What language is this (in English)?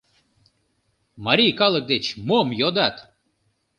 Mari